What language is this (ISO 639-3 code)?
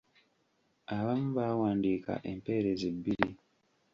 lug